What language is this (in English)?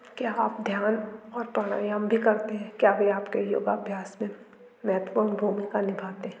Hindi